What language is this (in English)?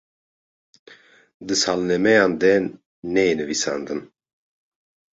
Kurdish